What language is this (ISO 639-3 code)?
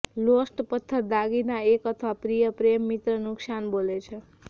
guj